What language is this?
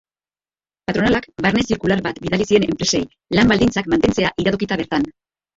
Basque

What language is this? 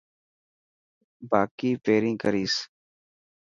Dhatki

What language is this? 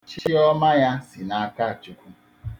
Igbo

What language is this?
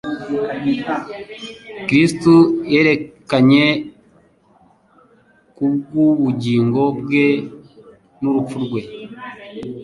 Kinyarwanda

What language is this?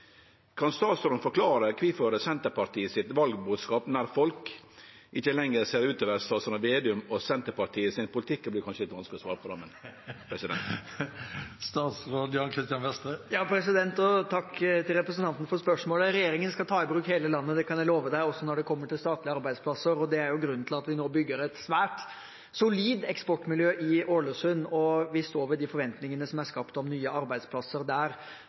Norwegian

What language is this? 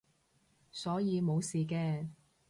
Cantonese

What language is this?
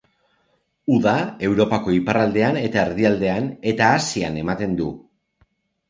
Basque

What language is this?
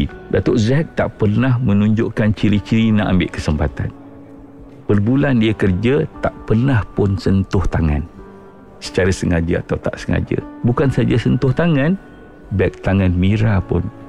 Malay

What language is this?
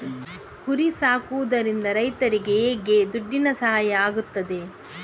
Kannada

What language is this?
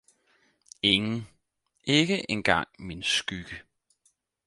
Danish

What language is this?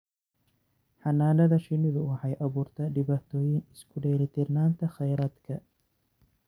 Somali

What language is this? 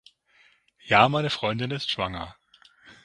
German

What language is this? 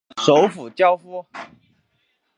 Chinese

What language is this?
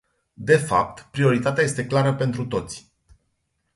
Romanian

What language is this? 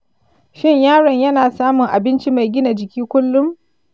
Hausa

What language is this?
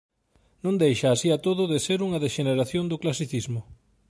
Galician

